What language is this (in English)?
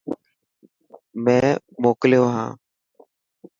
Dhatki